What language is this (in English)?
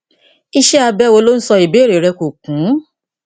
Yoruba